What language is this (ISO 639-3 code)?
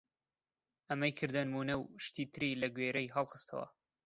ckb